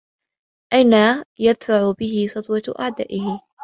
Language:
Arabic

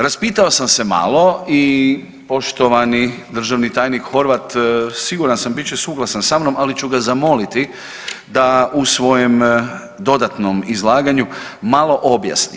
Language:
Croatian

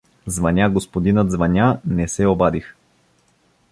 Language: Bulgarian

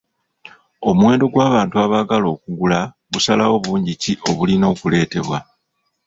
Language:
Ganda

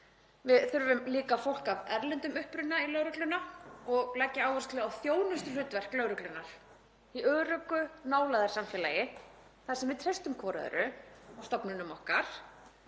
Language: Icelandic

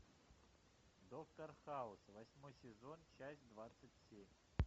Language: Russian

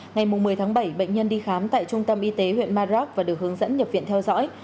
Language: Vietnamese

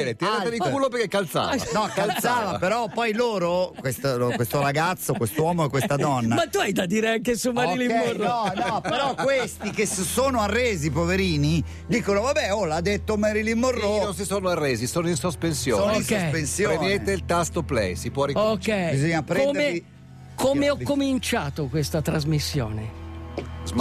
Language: Italian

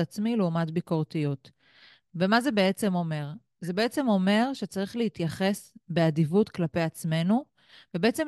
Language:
Hebrew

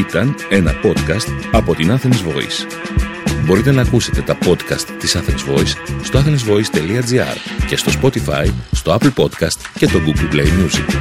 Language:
Greek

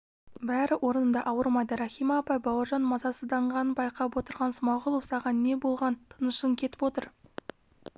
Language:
Kazakh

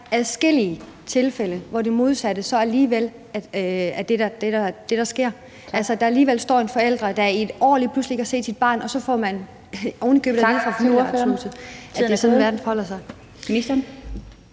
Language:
Danish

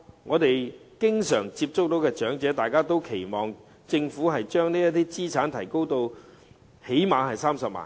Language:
Cantonese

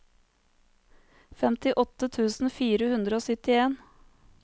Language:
Norwegian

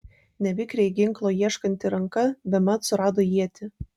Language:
Lithuanian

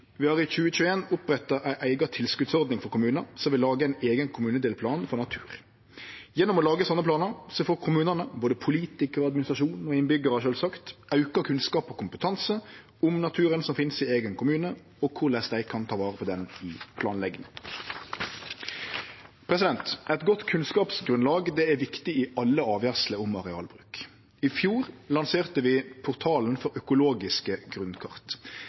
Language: Norwegian Nynorsk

